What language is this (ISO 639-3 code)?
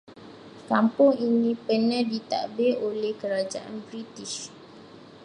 msa